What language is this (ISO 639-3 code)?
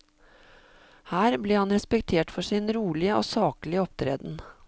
nor